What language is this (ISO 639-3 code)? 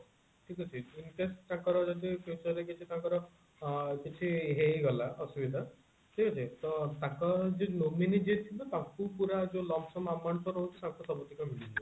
ori